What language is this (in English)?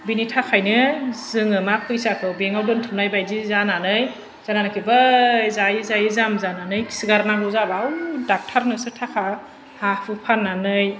Bodo